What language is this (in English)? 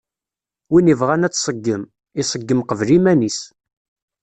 Kabyle